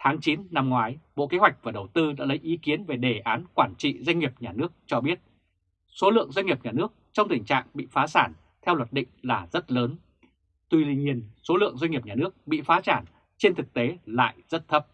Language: Vietnamese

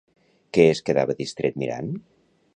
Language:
Catalan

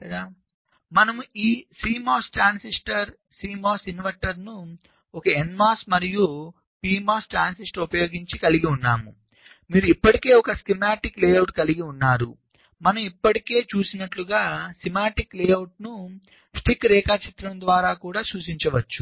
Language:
Telugu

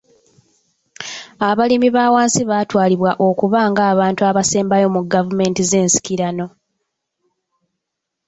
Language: Ganda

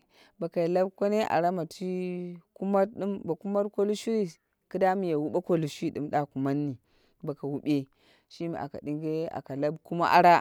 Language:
Dera (Nigeria)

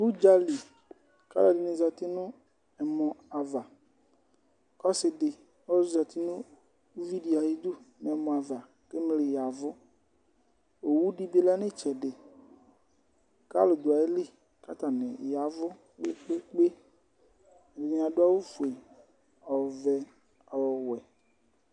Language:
Ikposo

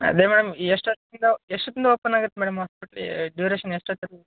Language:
Kannada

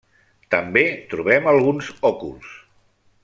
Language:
Catalan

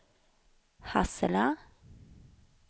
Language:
Swedish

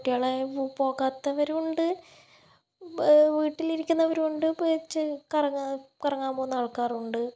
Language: Malayalam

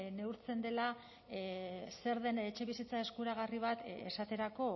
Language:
Basque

